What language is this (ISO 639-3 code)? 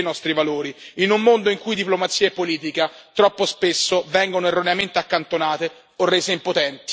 ita